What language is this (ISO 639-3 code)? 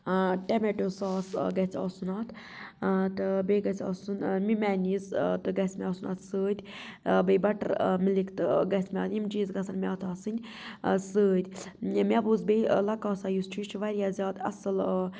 kas